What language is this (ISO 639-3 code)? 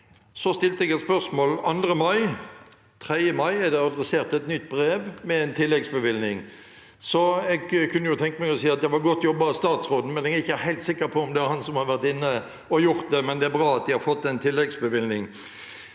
nor